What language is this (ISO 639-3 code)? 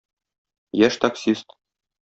tat